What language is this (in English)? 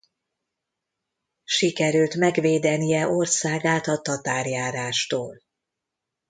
Hungarian